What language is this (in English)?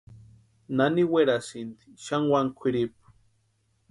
Western Highland Purepecha